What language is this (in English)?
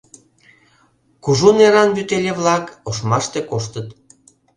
Mari